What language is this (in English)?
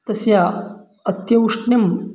Sanskrit